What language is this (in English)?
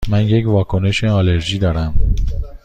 Persian